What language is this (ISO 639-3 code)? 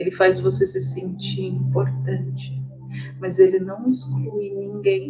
por